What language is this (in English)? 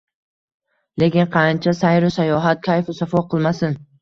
Uzbek